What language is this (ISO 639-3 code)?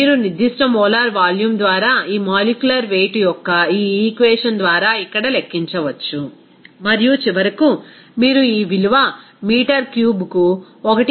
tel